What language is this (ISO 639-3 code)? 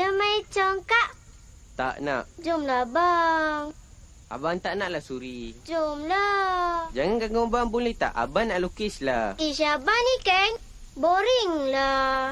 msa